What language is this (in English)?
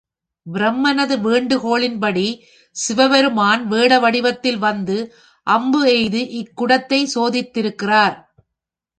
Tamil